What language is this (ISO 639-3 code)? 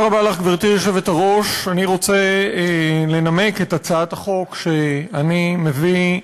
heb